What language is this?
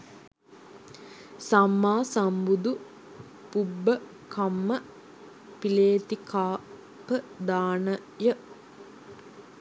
Sinhala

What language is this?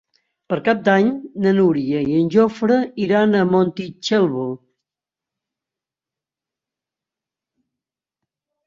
Catalan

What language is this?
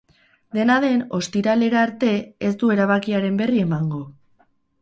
Basque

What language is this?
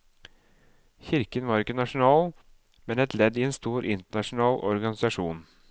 Norwegian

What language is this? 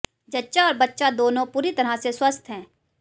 Hindi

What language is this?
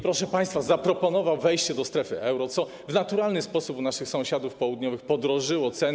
Polish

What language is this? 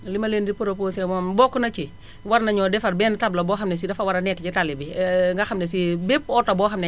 Wolof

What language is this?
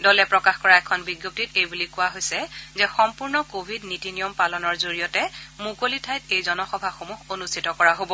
Assamese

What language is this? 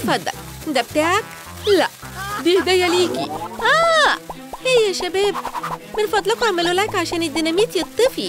Arabic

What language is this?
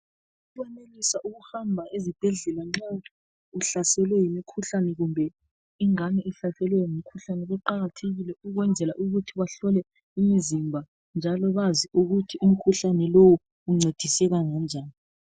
North Ndebele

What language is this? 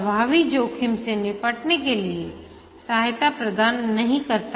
Hindi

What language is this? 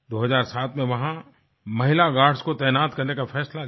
Hindi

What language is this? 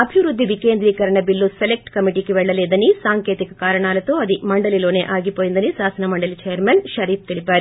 Telugu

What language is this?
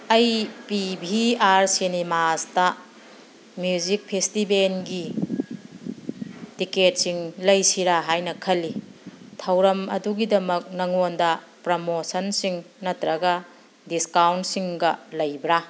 Manipuri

